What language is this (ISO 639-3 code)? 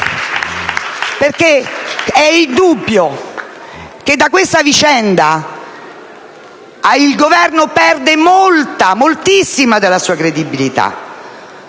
ita